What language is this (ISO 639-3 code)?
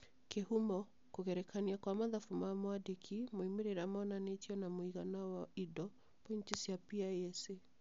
kik